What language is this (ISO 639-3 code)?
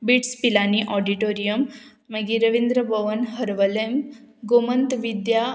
kok